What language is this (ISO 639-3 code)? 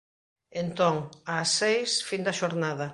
glg